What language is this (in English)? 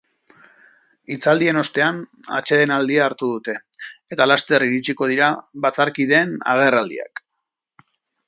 Basque